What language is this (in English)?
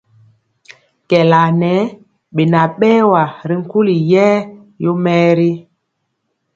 Mpiemo